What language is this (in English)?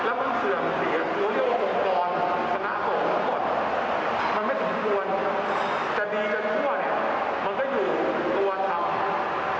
Thai